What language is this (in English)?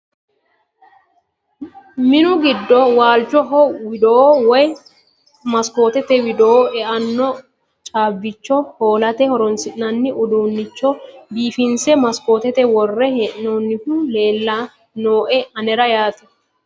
Sidamo